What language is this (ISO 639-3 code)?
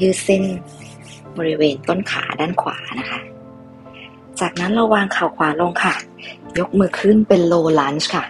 tha